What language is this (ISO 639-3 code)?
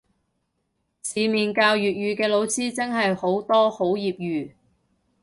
yue